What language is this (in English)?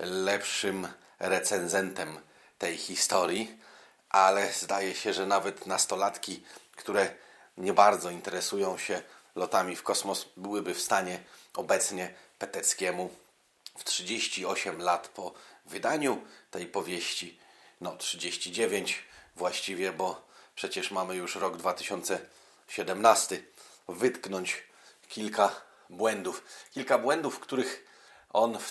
Polish